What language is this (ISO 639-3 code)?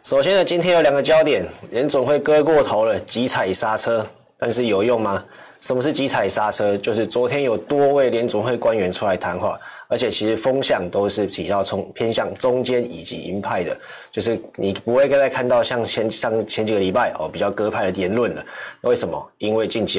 zho